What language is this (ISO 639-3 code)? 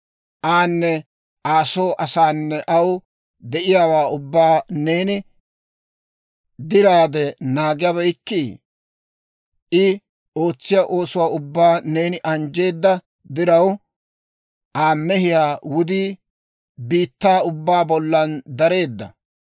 dwr